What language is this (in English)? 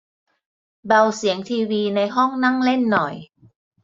Thai